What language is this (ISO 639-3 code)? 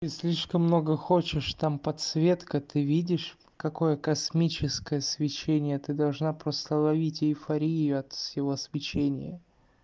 rus